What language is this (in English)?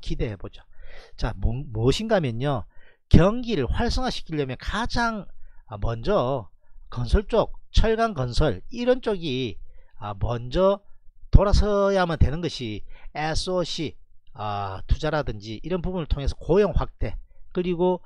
Korean